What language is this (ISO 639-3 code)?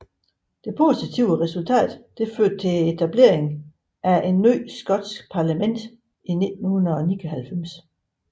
dan